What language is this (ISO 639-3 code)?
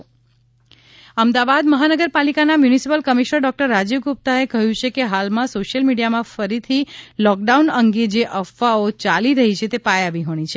guj